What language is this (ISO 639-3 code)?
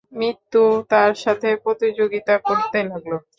ben